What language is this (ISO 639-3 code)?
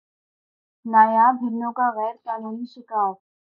urd